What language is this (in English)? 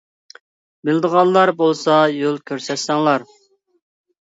Uyghur